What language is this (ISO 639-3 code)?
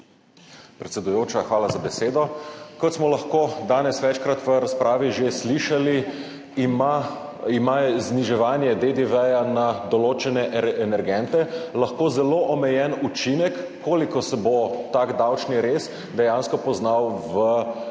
slv